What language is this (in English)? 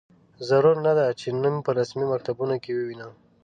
Pashto